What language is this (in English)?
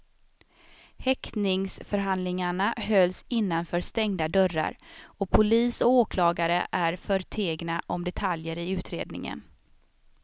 Swedish